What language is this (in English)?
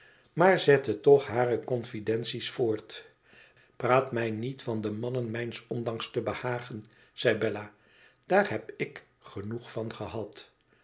Dutch